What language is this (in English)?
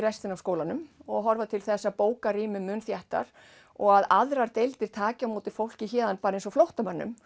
Icelandic